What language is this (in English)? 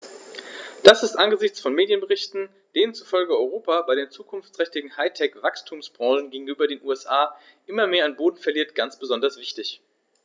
German